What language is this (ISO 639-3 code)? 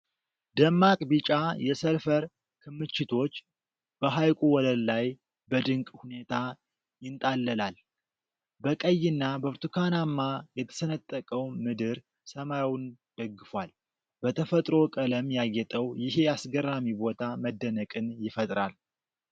amh